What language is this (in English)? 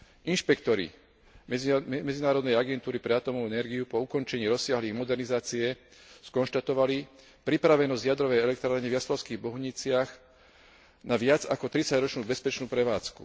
Slovak